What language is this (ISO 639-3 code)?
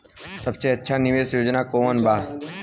bho